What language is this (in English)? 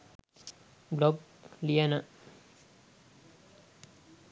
Sinhala